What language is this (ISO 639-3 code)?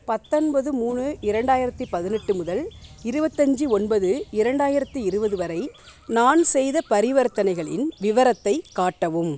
tam